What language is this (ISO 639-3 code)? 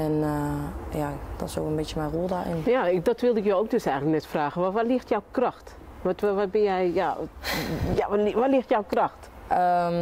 nld